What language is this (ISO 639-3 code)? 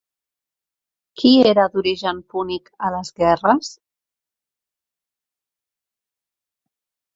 cat